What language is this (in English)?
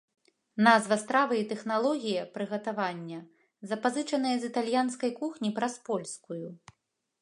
Belarusian